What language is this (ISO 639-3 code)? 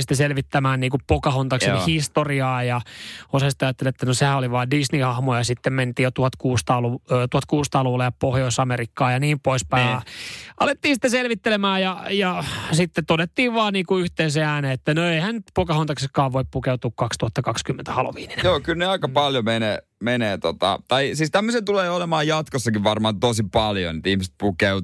fin